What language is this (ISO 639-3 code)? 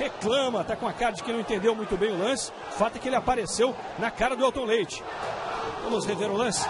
por